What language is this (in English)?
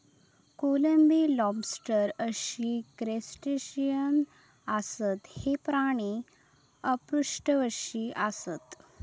Marathi